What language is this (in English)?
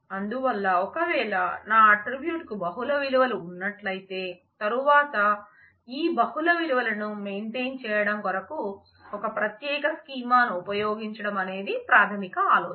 Telugu